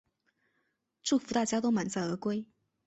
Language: Chinese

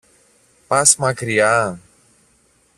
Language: Greek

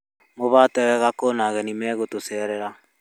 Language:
Kikuyu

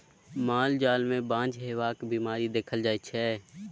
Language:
Maithili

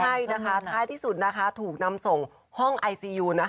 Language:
Thai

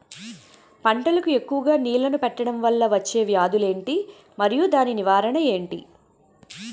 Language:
Telugu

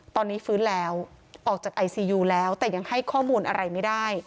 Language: Thai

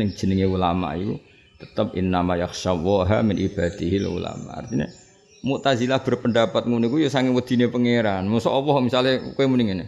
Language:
Indonesian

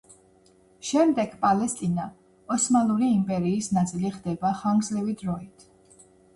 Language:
Georgian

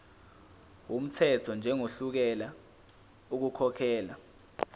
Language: Zulu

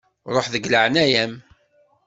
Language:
Kabyle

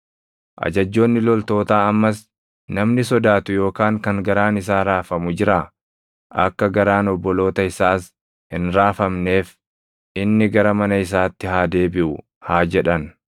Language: Oromo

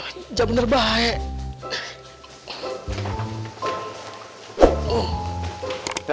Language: Indonesian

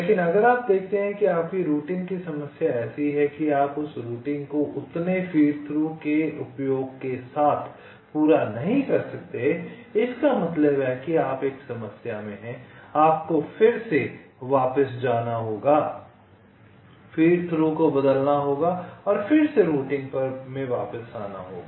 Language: Hindi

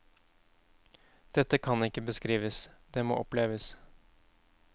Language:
Norwegian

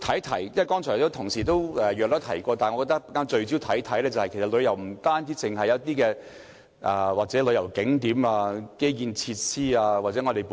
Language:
Cantonese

